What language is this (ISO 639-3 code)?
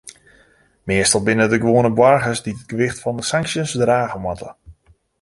fry